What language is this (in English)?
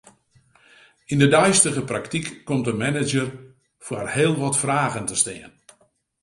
Western Frisian